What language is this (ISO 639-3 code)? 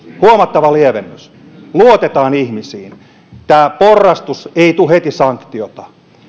fin